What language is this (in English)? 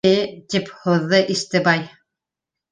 Bashkir